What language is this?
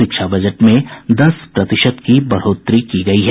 Hindi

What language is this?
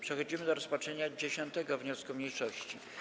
Polish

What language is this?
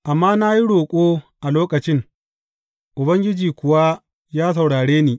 Hausa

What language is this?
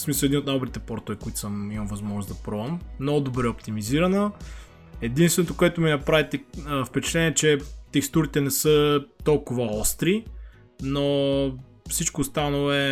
Bulgarian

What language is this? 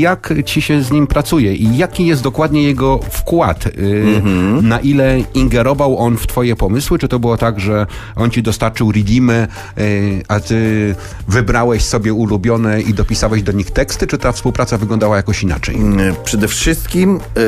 Polish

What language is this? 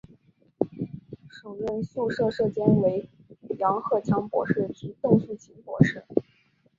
Chinese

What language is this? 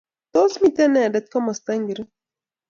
Kalenjin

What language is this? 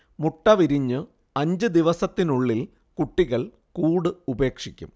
Malayalam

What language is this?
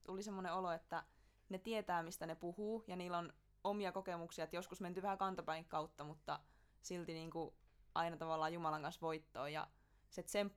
Finnish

